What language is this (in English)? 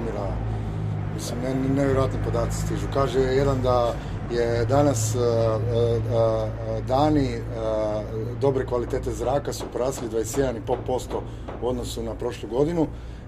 Croatian